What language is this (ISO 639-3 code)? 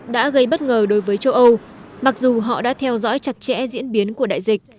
vie